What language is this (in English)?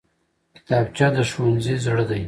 Pashto